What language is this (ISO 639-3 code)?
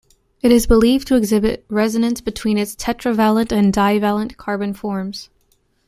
eng